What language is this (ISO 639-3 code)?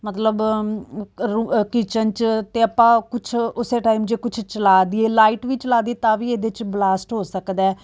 pan